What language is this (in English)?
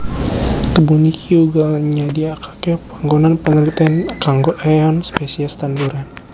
Javanese